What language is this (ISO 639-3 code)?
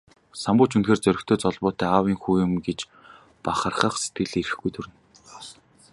mon